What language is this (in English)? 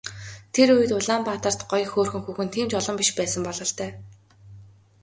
Mongolian